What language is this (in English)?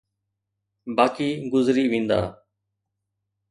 Sindhi